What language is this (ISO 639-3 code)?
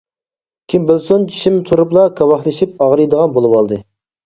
uig